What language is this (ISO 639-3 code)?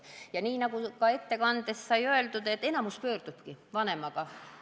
est